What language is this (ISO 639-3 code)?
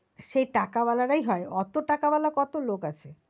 ben